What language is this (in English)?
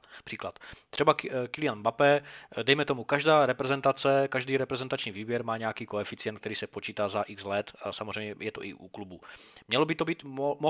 Czech